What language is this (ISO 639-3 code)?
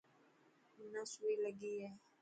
mki